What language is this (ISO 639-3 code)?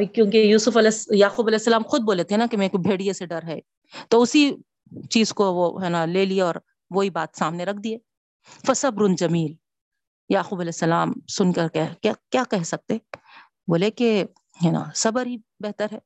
urd